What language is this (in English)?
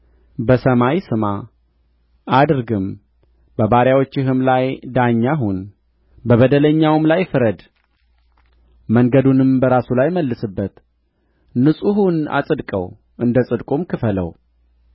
Amharic